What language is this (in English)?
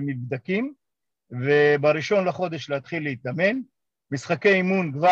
Hebrew